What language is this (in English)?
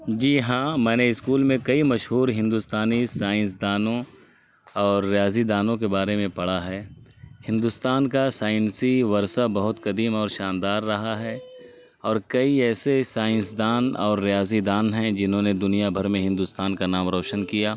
Urdu